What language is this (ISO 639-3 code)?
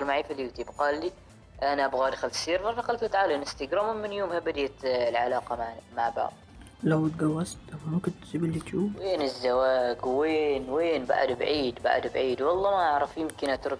ara